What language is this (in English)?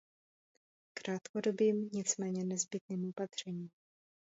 Czech